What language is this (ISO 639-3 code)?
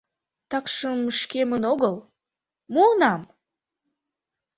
chm